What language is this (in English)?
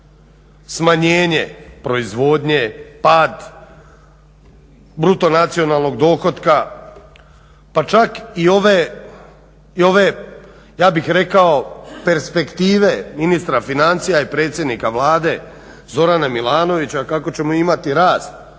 Croatian